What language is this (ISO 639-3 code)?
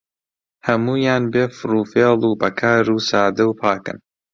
ckb